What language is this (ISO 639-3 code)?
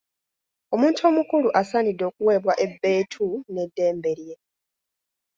lug